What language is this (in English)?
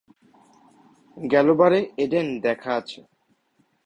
Bangla